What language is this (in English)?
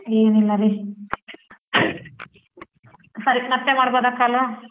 Kannada